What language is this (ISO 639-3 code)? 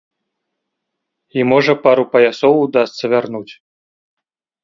bel